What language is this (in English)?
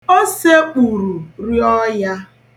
Igbo